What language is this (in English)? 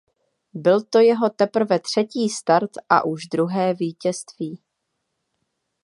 Czech